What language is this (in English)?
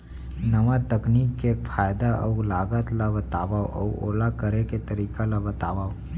Chhattisgarhi